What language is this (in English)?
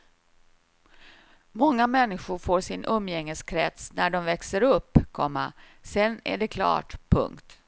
Swedish